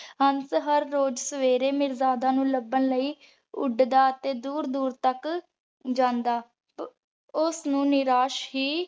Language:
Punjabi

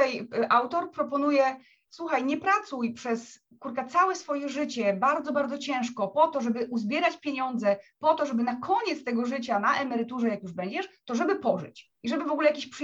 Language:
Polish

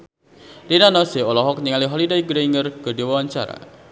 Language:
Sundanese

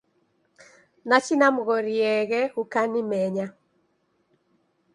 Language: Taita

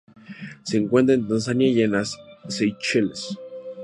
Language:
Spanish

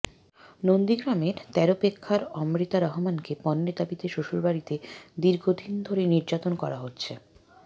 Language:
Bangla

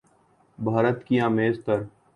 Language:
Urdu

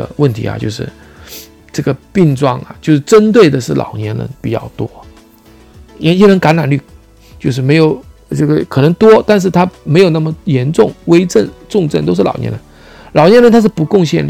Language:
Chinese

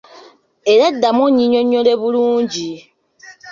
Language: Ganda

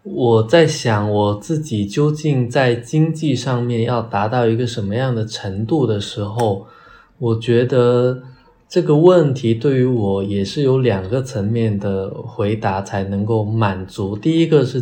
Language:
Chinese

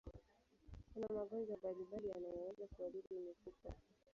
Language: Swahili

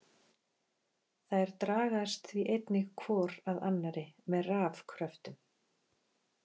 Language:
Icelandic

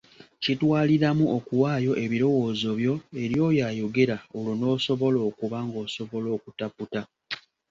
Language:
Ganda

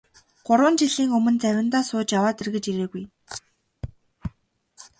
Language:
Mongolian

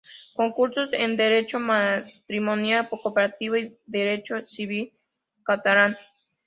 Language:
Spanish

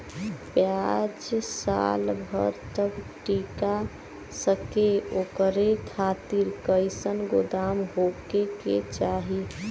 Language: Bhojpuri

